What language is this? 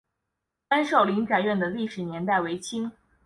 Chinese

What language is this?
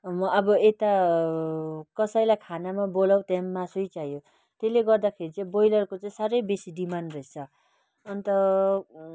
Nepali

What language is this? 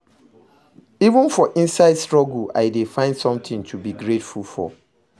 Nigerian Pidgin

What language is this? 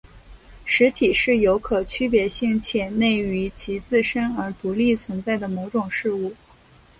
Chinese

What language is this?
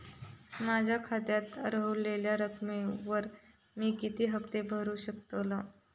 Marathi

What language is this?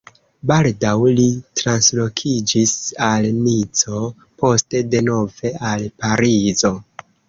Esperanto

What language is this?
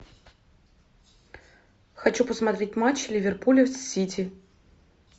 Russian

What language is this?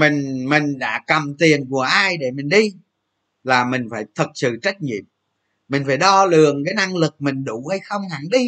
Vietnamese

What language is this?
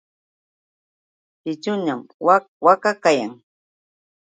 Yauyos Quechua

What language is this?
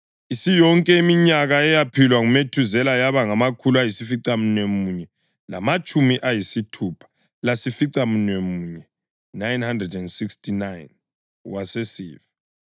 North Ndebele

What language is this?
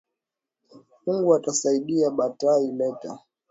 Swahili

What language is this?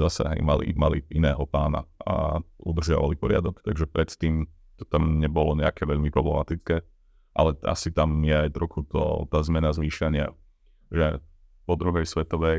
Slovak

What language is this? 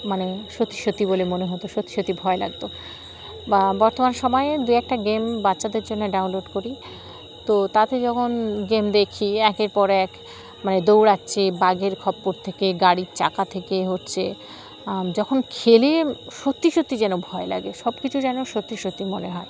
Bangla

